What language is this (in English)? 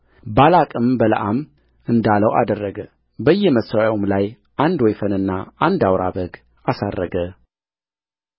Amharic